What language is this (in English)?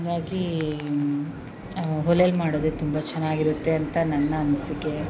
Kannada